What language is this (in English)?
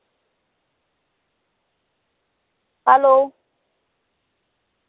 Marathi